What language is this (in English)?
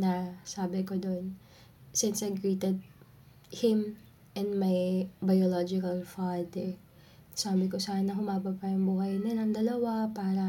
Filipino